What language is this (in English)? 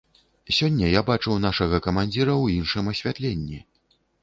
Belarusian